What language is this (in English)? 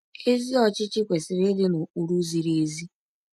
Igbo